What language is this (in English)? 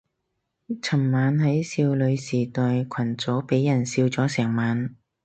Cantonese